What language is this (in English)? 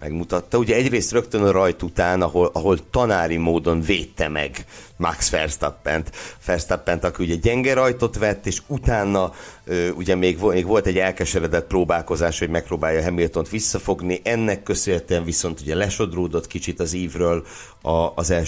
Hungarian